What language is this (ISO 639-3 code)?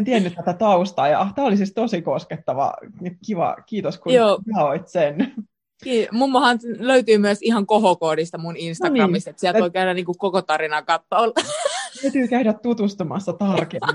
fin